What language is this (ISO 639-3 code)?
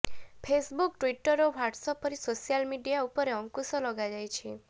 ori